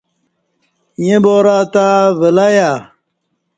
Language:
Kati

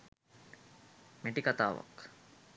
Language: Sinhala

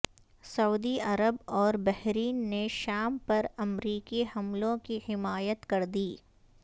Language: Urdu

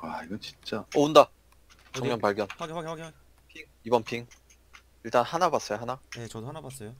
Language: Korean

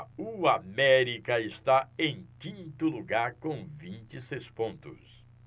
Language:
Portuguese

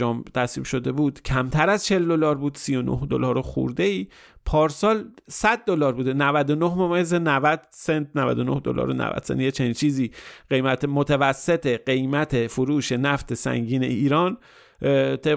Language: Persian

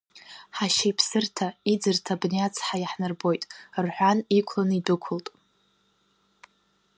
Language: Abkhazian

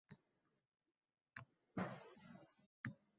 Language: Uzbek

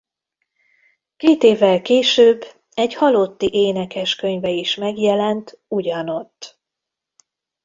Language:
Hungarian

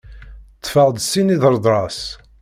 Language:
Kabyle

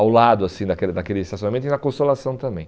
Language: Portuguese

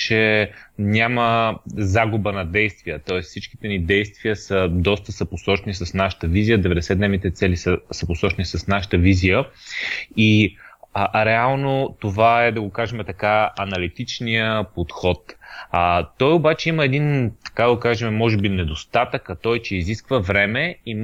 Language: Bulgarian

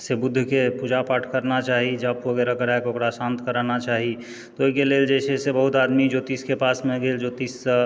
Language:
Maithili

